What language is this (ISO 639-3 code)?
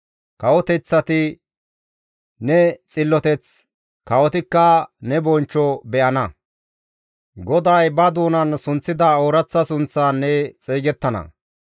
gmv